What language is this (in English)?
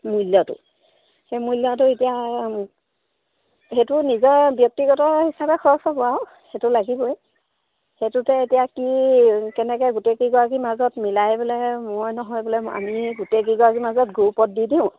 Assamese